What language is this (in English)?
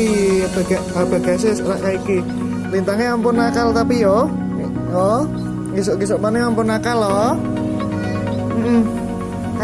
Dutch